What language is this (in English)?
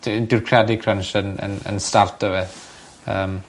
Welsh